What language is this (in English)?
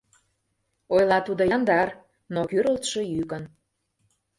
Mari